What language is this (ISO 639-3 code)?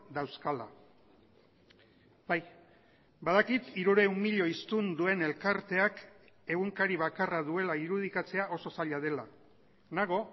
eus